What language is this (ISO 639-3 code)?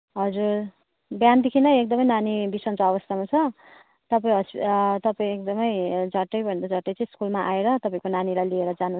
nep